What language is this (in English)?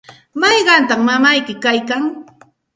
Santa Ana de Tusi Pasco Quechua